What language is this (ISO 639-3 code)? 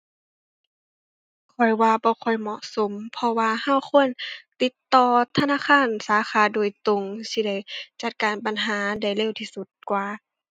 tha